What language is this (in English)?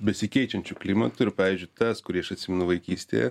Lithuanian